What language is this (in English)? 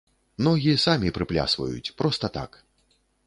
Belarusian